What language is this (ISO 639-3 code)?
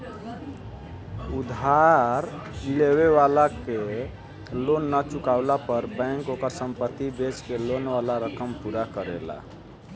bho